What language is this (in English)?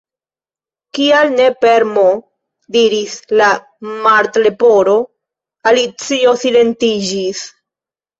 Esperanto